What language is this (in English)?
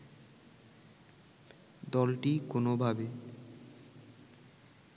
Bangla